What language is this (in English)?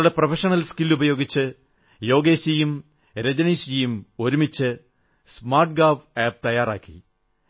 Malayalam